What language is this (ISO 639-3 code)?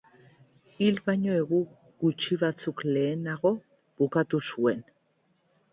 eus